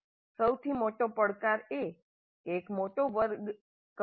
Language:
Gujarati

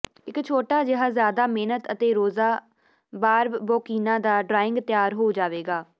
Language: Punjabi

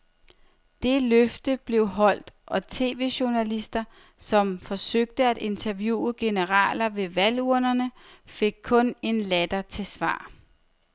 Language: Danish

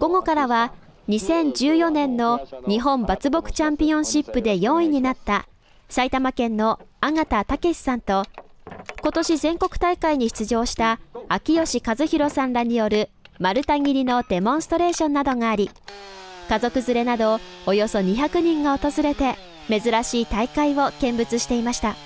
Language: Japanese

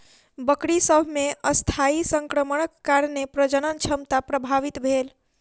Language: Maithili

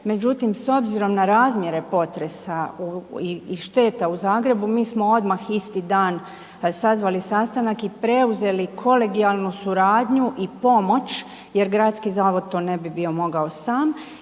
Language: Croatian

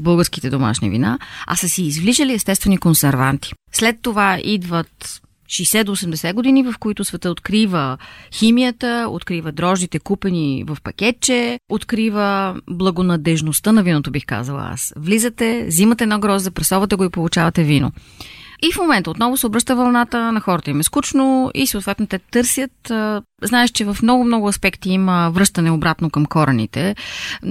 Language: Bulgarian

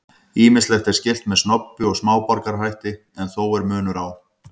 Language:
Icelandic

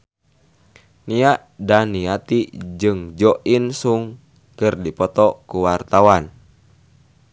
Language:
Sundanese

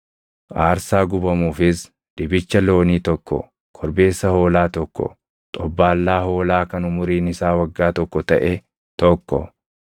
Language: Oromo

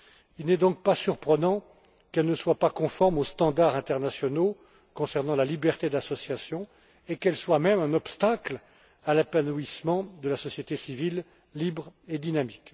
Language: French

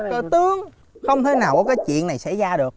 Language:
Vietnamese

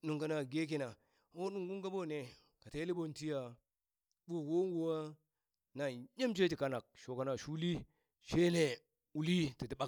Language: Burak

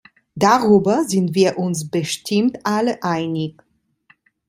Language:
German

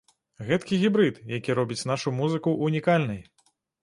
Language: Belarusian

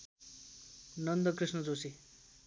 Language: Nepali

